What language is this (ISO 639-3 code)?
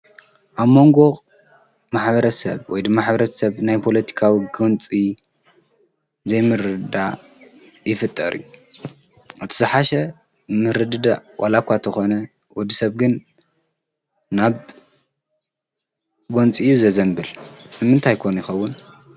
tir